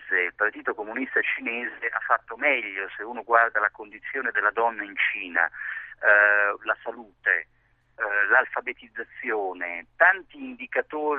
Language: Italian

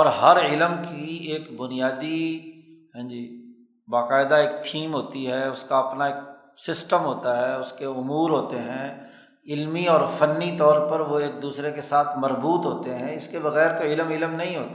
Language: Urdu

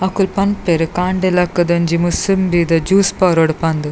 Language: Tulu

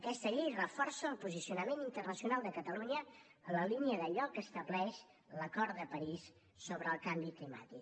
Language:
Catalan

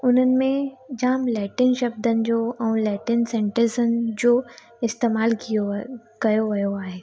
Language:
Sindhi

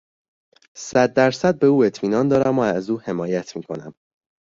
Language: Persian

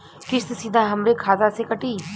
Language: Bhojpuri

